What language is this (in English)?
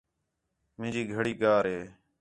Khetrani